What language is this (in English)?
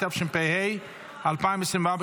Hebrew